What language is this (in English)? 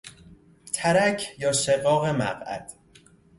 Persian